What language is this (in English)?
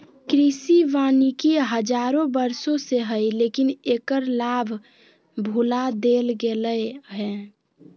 Magahi